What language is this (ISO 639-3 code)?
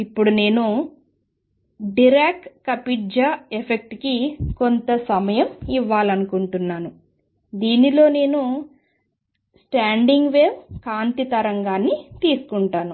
tel